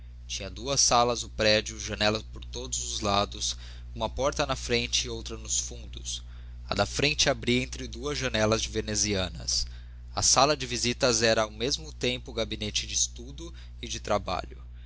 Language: Portuguese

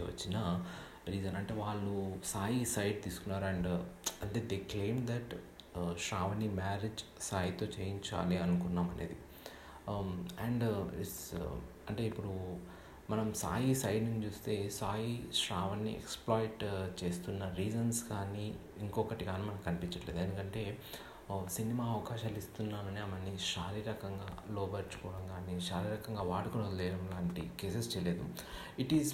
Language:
Telugu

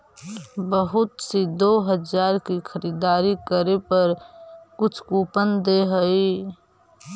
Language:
Magahi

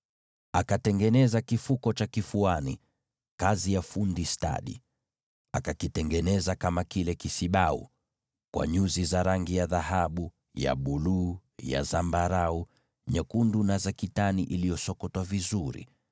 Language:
Swahili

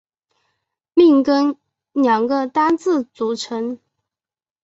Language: Chinese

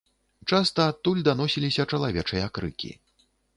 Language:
Belarusian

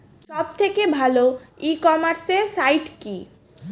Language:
Bangla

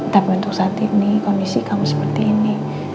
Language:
Indonesian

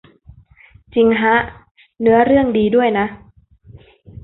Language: Thai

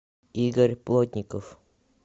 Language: Russian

